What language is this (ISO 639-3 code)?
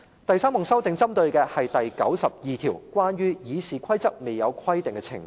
yue